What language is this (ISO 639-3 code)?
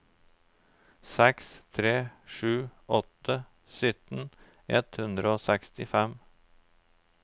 nor